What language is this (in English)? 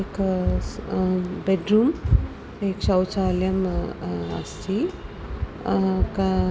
Sanskrit